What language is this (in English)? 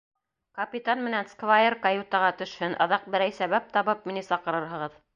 Bashkir